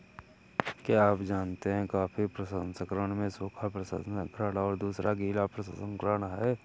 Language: Hindi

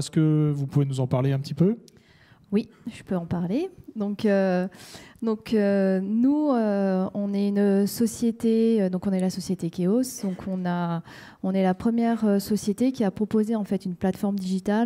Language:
French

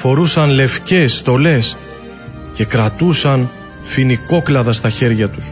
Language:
Greek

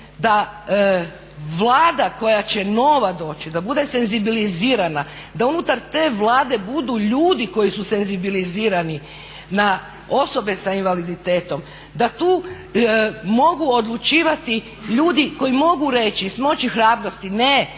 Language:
Croatian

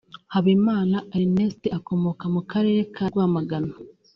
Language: Kinyarwanda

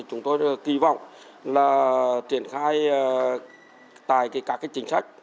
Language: Vietnamese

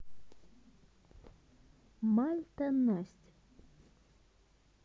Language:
Russian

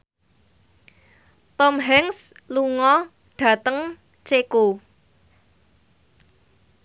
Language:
Javanese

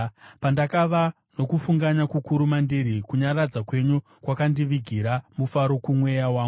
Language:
Shona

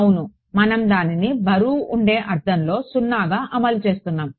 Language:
Telugu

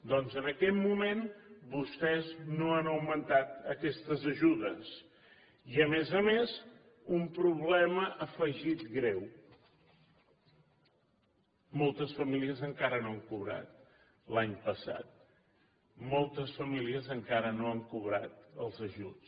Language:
Catalan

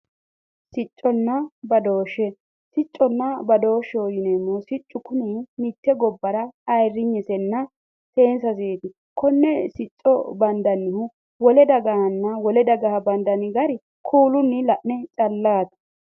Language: Sidamo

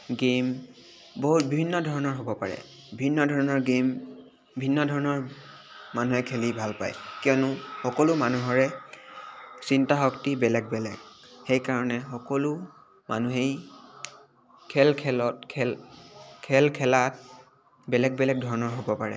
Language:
Assamese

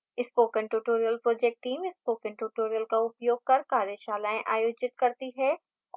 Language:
Hindi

